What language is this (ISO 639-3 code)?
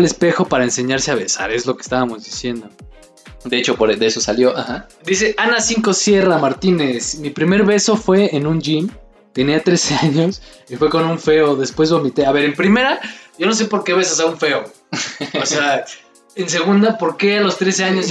spa